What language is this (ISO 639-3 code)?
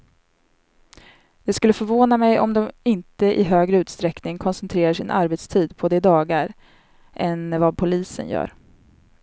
swe